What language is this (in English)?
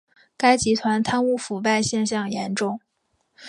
Chinese